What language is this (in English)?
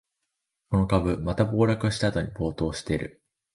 Japanese